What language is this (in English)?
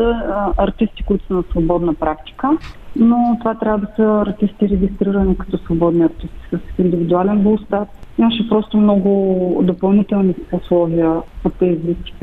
Bulgarian